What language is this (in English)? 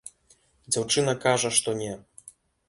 Belarusian